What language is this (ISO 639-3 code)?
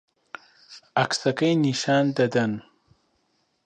ckb